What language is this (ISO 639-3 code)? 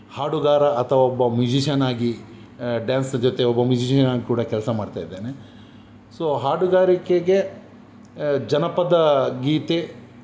kan